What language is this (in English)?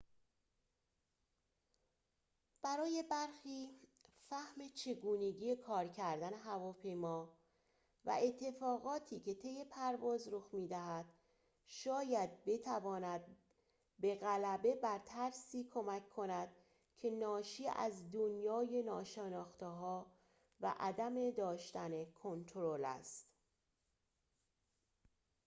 Persian